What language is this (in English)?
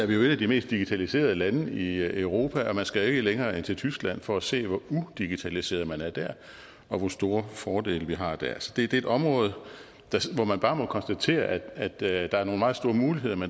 Danish